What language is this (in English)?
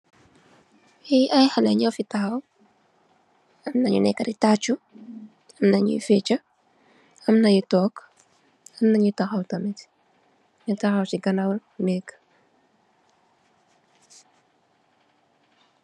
Wolof